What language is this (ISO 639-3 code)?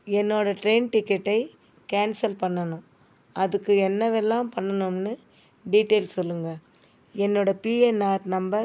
tam